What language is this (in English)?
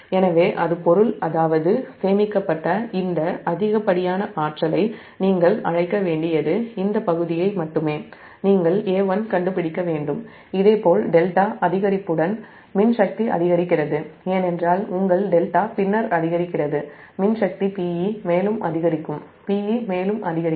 Tamil